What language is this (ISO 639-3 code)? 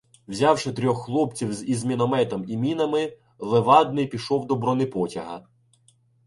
ukr